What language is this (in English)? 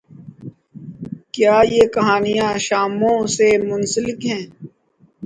Urdu